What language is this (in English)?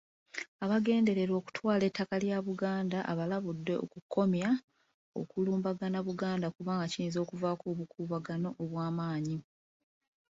Ganda